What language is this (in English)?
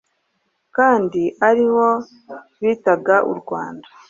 Kinyarwanda